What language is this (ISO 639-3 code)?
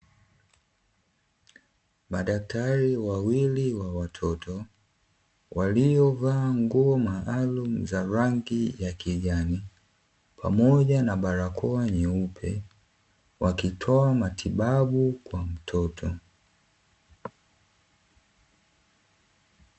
swa